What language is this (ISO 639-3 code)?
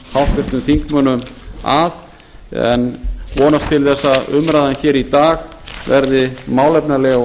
isl